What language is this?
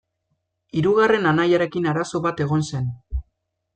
Basque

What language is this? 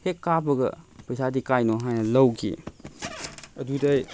Manipuri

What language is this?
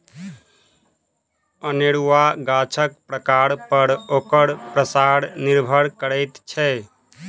Maithili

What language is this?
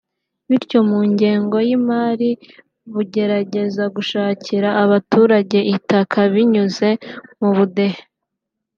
Kinyarwanda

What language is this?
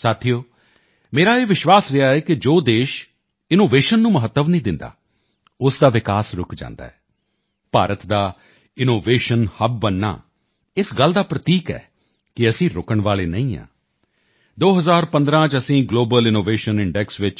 Punjabi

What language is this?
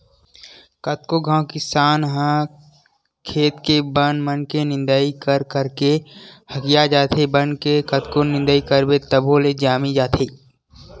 Chhattisgarhi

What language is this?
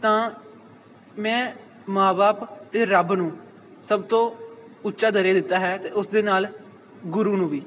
Punjabi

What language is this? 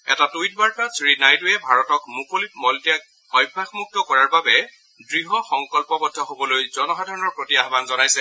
Assamese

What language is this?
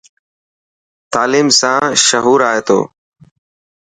Dhatki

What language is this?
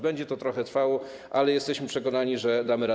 Polish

